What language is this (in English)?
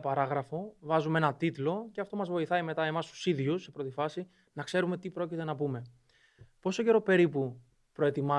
Greek